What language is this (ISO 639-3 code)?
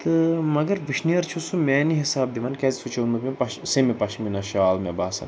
kas